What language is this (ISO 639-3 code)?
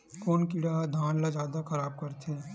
hne